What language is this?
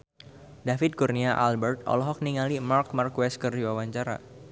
Sundanese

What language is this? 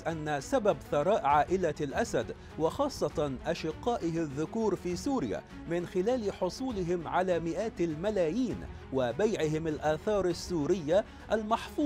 Arabic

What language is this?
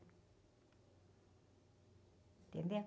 Portuguese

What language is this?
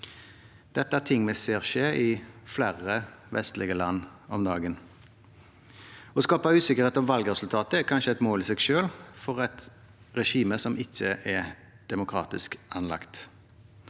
Norwegian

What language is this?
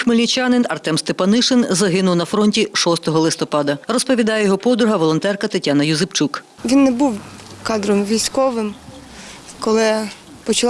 Ukrainian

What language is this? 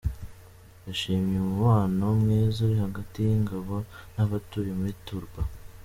Kinyarwanda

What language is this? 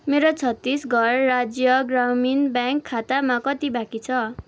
Nepali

